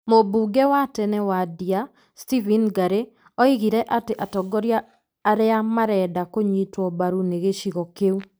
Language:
Kikuyu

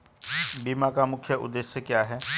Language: Hindi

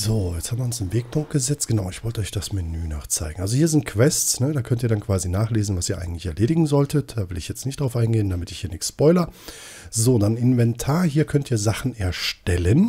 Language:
German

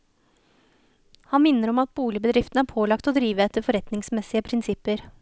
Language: Norwegian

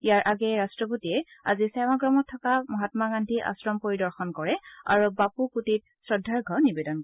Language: Assamese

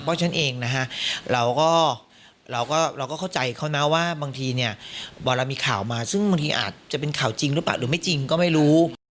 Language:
Thai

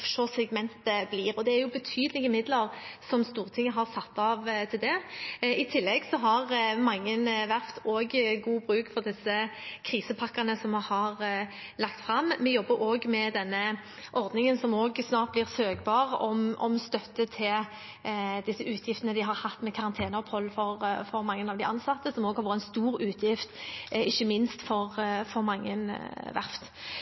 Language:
Norwegian Bokmål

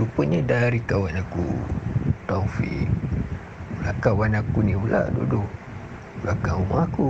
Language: Malay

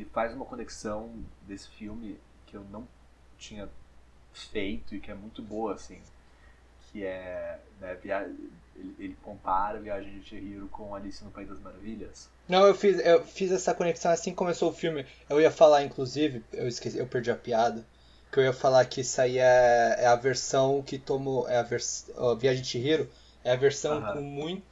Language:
Portuguese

